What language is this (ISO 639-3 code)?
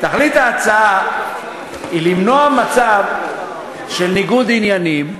heb